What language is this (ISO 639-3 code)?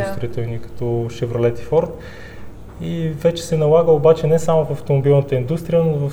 bul